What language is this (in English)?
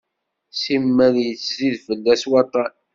Kabyle